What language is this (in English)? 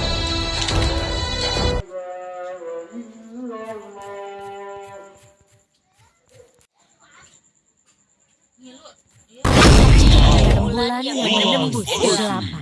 Indonesian